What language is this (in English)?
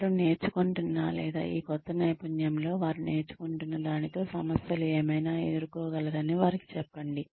Telugu